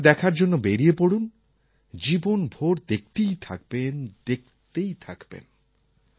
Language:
Bangla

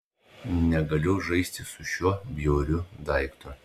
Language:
Lithuanian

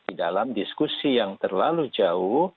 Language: Indonesian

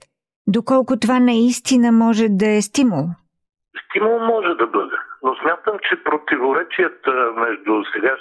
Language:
Bulgarian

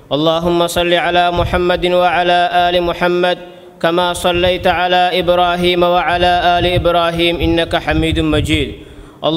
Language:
Arabic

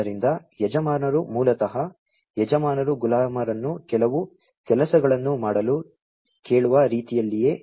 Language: Kannada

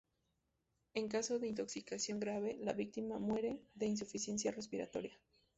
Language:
Spanish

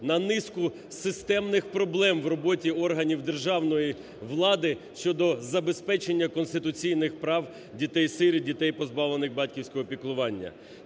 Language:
Ukrainian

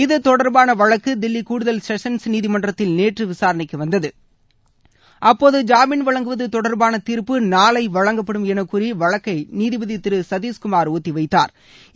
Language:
Tamil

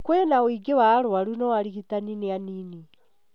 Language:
Kikuyu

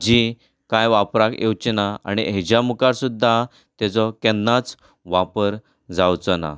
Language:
Konkani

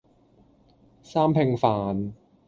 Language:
Cantonese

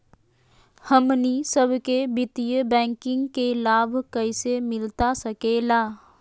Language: Magahi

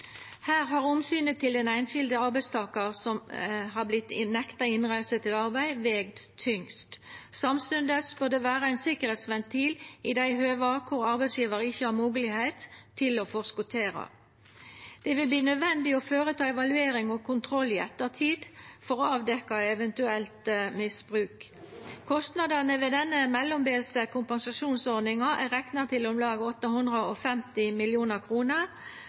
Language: Norwegian Nynorsk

